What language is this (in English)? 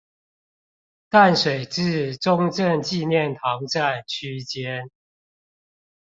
Chinese